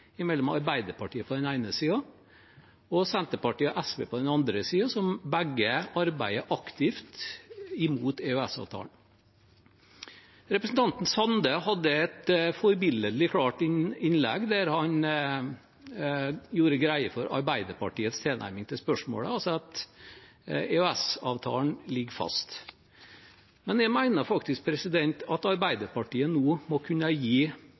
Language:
Norwegian Bokmål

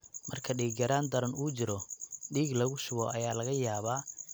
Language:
Somali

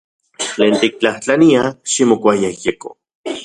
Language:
Central Puebla Nahuatl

